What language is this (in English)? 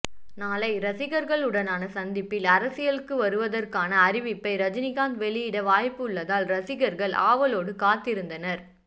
Tamil